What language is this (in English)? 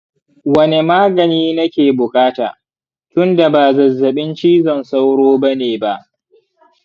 Hausa